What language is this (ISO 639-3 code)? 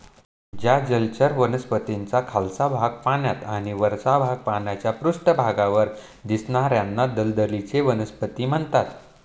mar